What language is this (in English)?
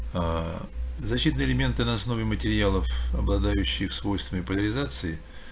Russian